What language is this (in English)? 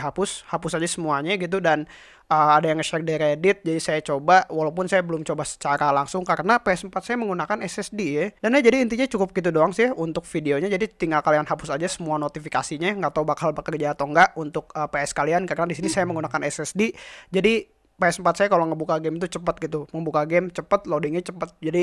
Indonesian